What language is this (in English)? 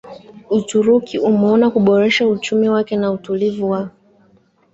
Swahili